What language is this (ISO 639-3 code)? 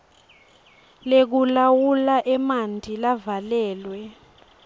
ssw